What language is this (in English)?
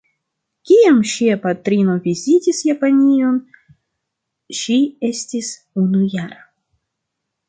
Esperanto